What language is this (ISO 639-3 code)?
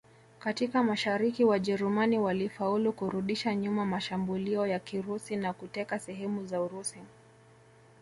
swa